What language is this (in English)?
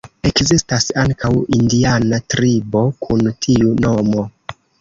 Esperanto